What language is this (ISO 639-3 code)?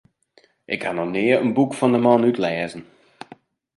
fry